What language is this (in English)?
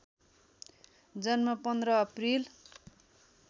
Nepali